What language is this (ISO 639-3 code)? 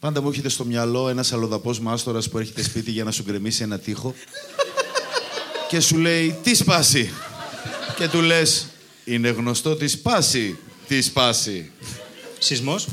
ell